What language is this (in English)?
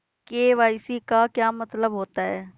Hindi